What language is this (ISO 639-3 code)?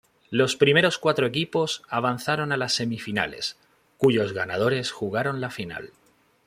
spa